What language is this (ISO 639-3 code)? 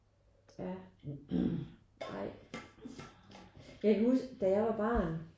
dan